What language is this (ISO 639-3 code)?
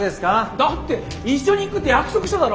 jpn